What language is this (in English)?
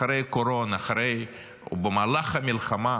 Hebrew